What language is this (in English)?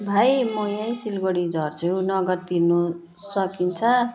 Nepali